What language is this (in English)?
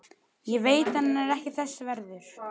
Icelandic